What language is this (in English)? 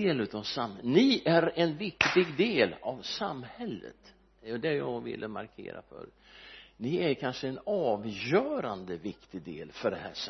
Swedish